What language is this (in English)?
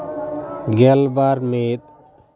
Santali